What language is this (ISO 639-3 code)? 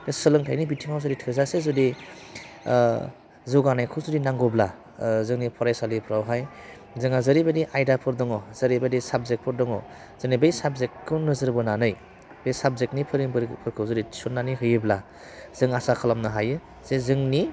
brx